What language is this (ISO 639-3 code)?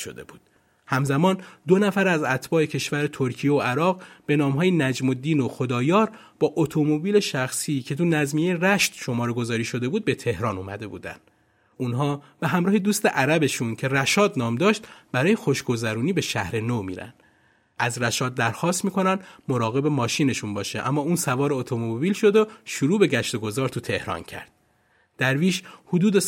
fas